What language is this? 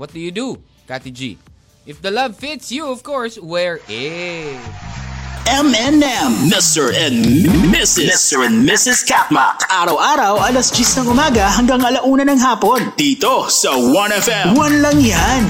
Filipino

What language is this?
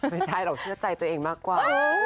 Thai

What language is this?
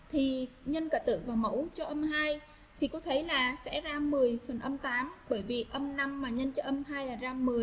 Vietnamese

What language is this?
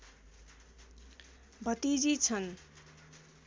Nepali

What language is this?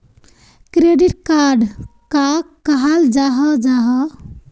Magahi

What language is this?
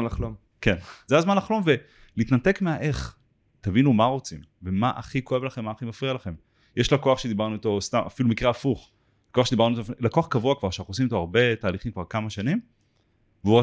Hebrew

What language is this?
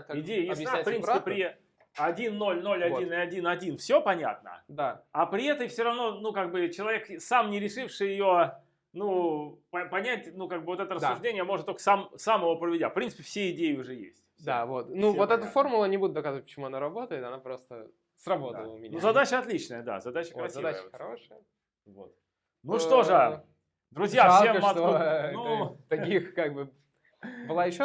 Russian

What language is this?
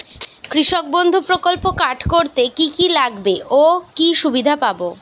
Bangla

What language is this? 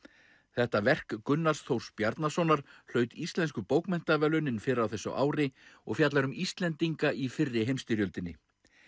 Icelandic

